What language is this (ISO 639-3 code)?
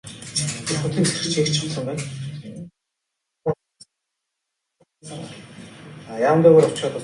mon